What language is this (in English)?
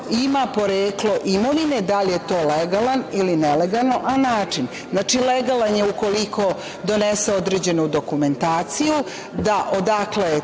Serbian